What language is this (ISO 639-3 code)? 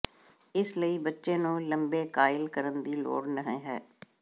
pan